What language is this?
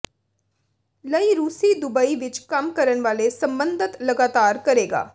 Punjabi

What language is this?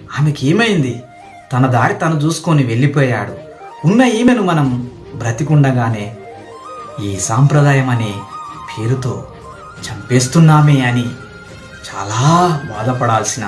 Telugu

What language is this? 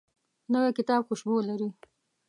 Pashto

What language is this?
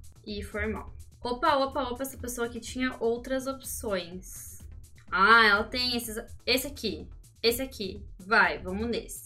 Portuguese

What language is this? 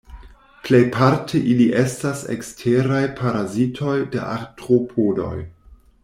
Esperanto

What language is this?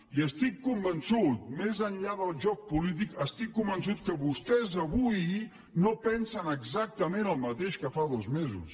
Catalan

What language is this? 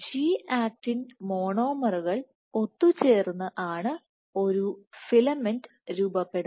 Malayalam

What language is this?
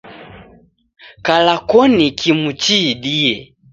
Taita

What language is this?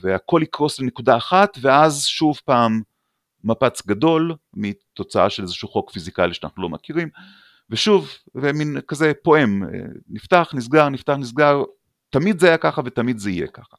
Hebrew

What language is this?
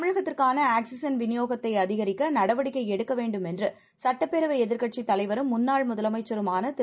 Tamil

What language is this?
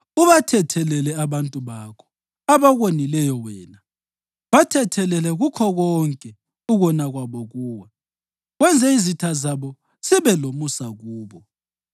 North Ndebele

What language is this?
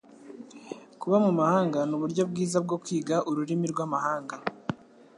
Kinyarwanda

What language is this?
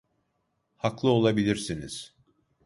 Turkish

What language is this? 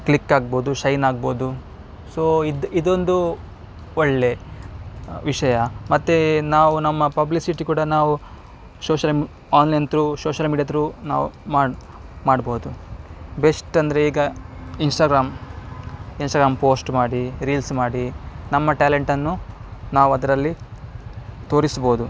Kannada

